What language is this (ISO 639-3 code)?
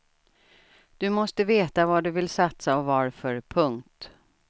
swe